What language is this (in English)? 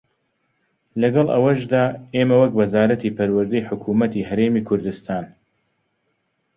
Central Kurdish